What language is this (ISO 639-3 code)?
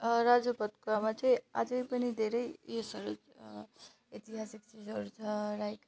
nep